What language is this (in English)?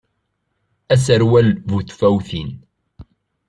Kabyle